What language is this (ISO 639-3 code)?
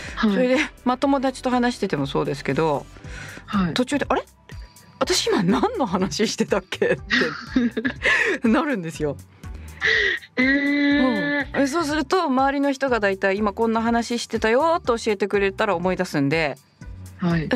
jpn